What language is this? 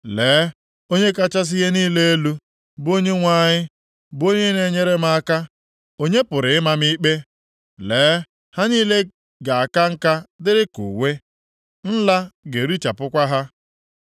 Igbo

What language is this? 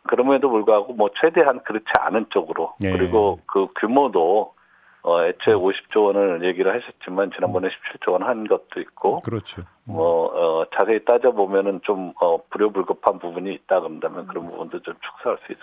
Korean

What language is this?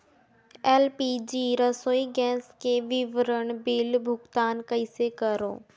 Chhattisgarhi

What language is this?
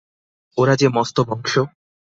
Bangla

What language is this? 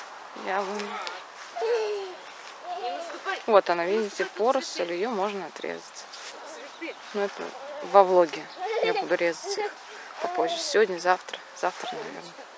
Russian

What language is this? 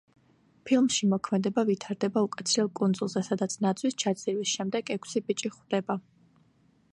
Georgian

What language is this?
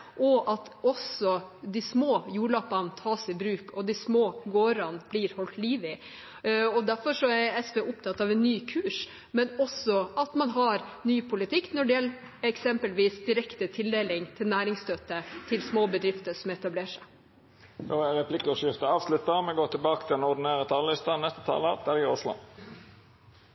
Norwegian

